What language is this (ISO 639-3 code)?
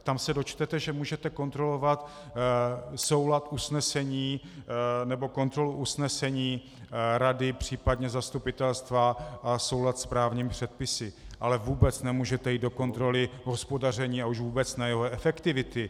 ces